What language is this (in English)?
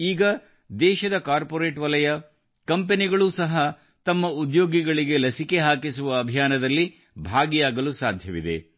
Kannada